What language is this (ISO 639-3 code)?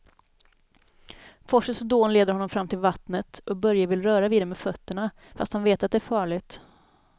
swe